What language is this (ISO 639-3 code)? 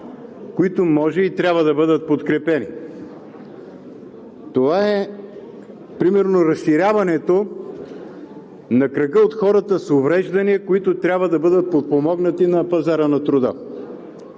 bul